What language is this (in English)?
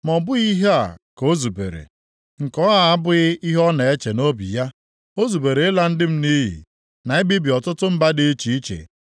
Igbo